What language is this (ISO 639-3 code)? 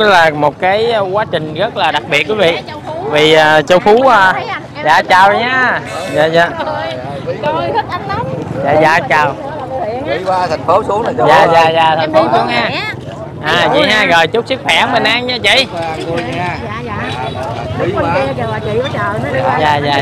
vie